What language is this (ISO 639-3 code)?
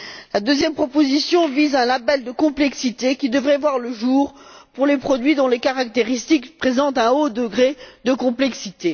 fra